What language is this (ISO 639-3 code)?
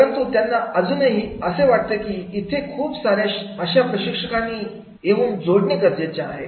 mar